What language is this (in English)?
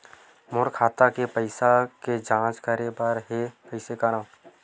Chhattisgarhi